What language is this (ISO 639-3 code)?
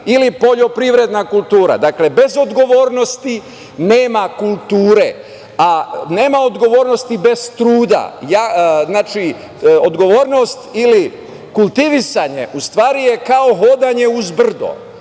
srp